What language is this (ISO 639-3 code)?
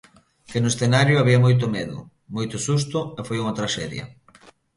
glg